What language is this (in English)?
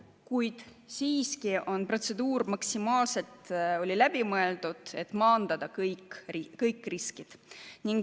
Estonian